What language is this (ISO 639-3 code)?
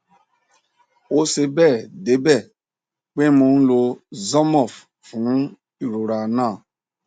yor